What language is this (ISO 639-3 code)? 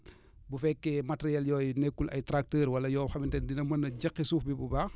wol